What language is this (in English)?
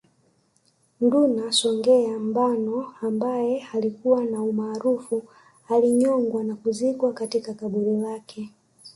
Swahili